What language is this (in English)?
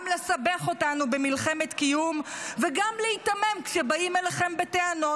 Hebrew